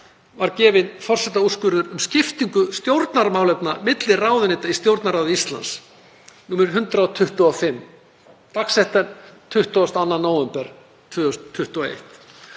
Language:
Icelandic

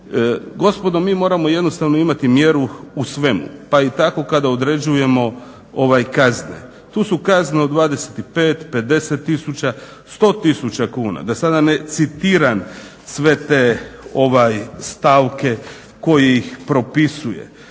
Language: Croatian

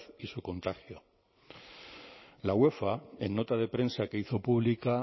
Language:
Spanish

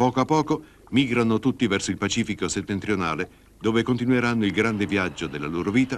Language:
Italian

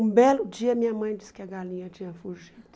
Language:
Portuguese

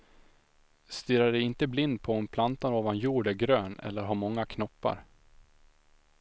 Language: Swedish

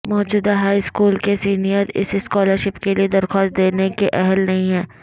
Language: Urdu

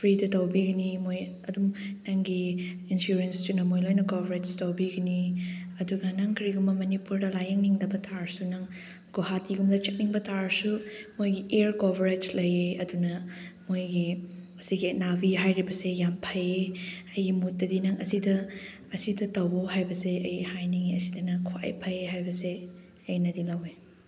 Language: Manipuri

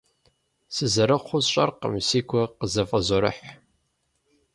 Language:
Kabardian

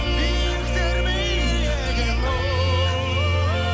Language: Kazakh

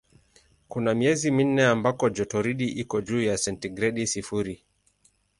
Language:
Swahili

